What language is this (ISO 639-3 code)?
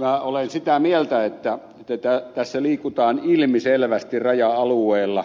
fin